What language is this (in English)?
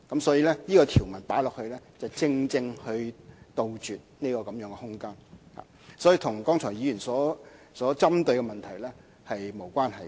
Cantonese